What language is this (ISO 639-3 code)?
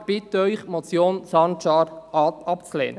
gsw